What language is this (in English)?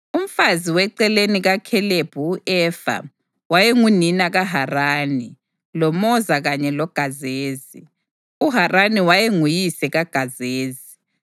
North Ndebele